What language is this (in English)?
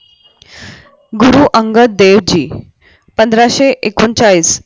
Marathi